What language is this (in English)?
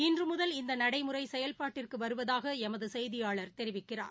Tamil